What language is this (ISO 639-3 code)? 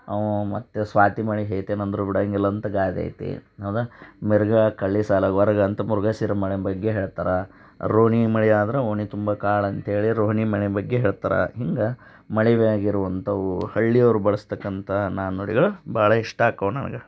kan